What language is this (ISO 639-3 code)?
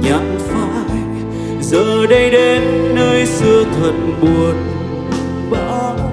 vie